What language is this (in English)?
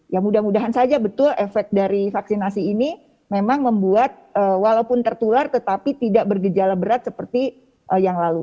Indonesian